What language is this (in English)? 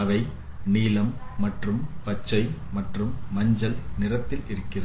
Tamil